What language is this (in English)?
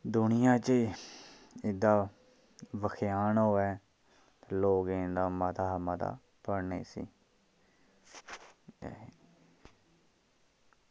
Dogri